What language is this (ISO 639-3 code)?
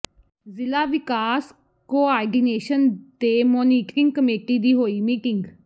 pan